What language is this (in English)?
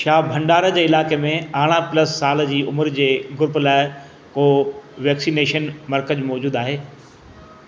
Sindhi